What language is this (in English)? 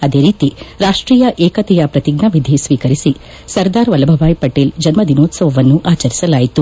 Kannada